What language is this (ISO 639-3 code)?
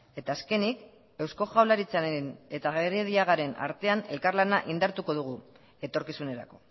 eus